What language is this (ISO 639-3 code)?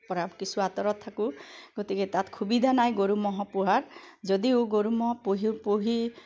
asm